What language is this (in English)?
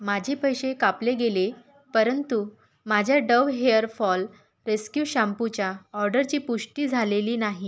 Marathi